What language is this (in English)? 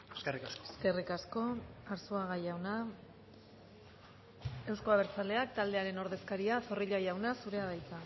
Basque